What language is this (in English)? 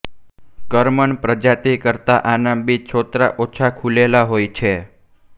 Gujarati